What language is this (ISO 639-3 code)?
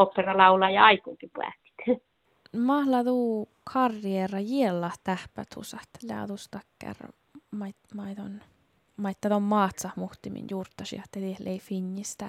fin